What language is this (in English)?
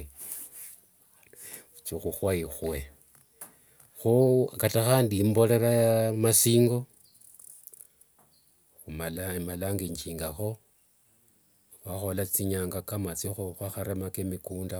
Wanga